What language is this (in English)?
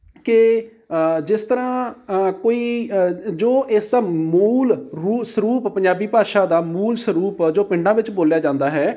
Punjabi